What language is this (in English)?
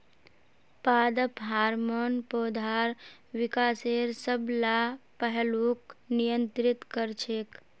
Magahi